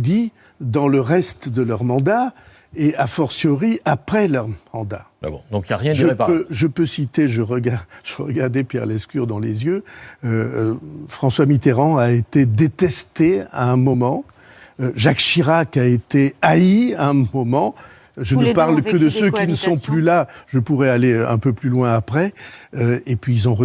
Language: French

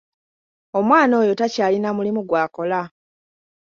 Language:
Ganda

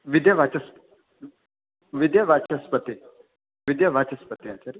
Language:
Sanskrit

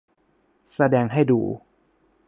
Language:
Thai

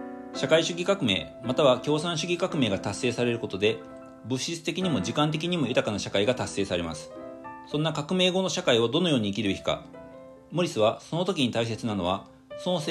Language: Japanese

